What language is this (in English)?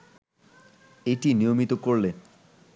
Bangla